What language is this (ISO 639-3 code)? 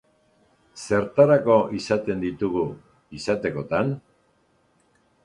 eus